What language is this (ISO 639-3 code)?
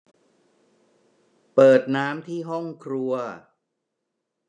tha